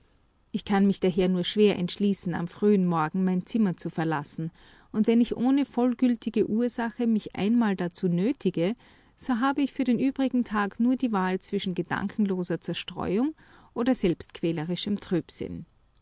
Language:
German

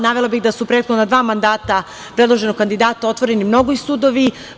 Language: Serbian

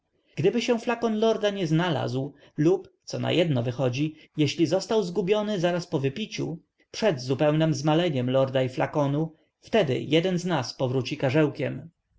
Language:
Polish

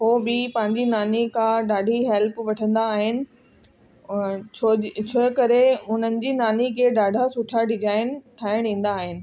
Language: Sindhi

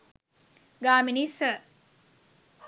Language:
Sinhala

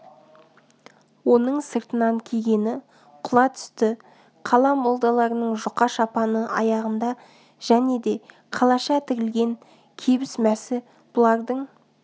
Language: Kazakh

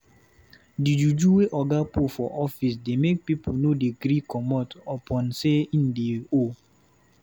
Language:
Nigerian Pidgin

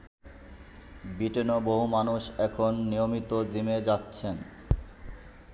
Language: Bangla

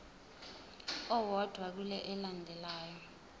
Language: Zulu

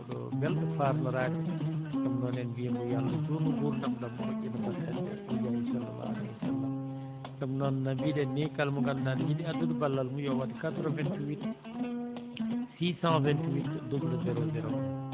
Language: Fula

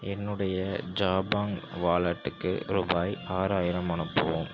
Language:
Tamil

